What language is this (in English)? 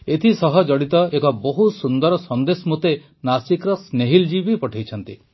Odia